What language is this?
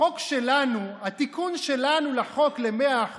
Hebrew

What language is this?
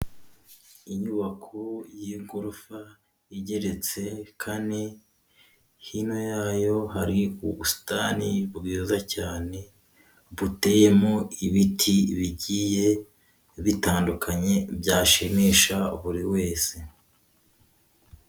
Kinyarwanda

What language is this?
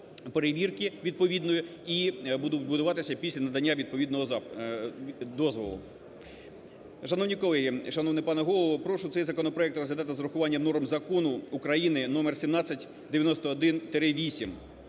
Ukrainian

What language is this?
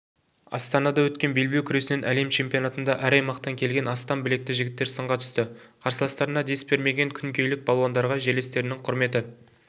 Kazakh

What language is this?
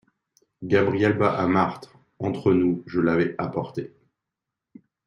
French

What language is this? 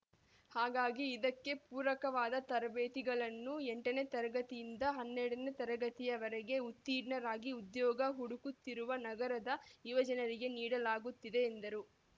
Kannada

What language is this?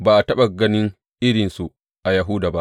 Hausa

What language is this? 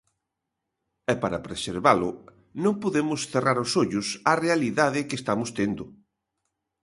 Galician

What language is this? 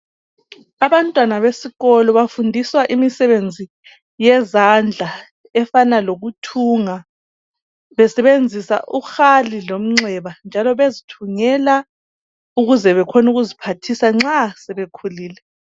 North Ndebele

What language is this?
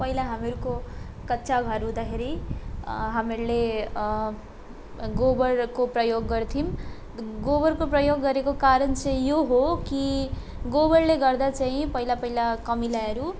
Nepali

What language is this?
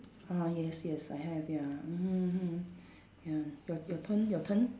English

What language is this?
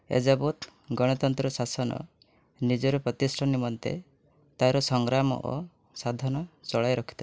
Odia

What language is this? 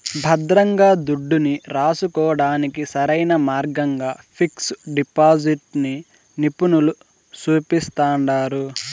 Telugu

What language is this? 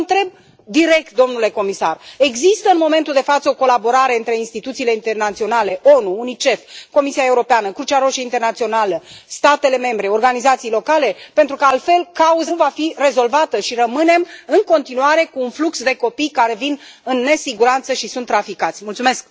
Romanian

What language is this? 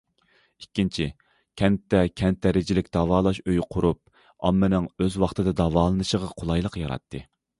Uyghur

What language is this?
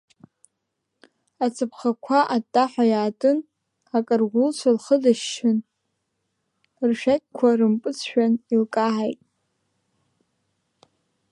Abkhazian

